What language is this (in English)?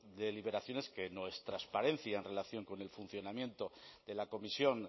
Spanish